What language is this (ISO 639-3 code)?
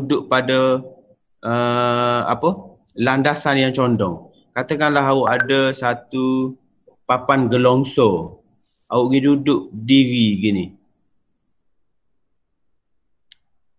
msa